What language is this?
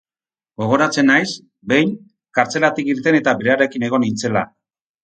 Basque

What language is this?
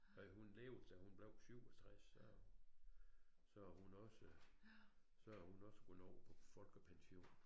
Danish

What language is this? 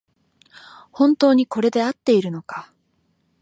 Japanese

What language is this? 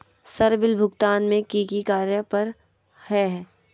Magahi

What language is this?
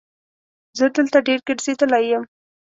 Pashto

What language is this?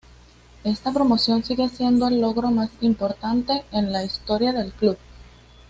Spanish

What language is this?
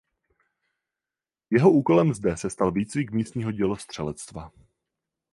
Czech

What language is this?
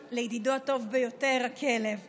Hebrew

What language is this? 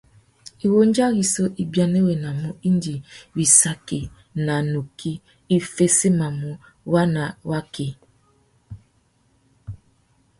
Tuki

